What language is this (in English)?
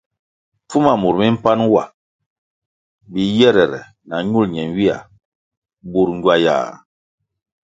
Kwasio